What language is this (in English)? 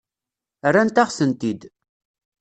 Kabyle